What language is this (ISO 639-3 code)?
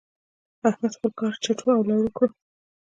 pus